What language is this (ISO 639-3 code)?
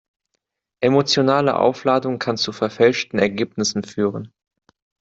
deu